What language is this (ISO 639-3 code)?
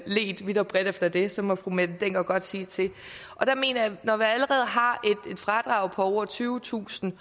dan